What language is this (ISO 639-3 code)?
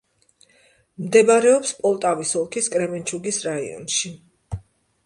kat